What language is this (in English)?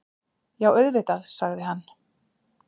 Icelandic